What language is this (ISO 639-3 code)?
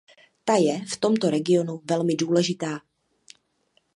ces